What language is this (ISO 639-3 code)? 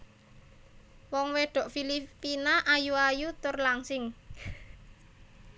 jav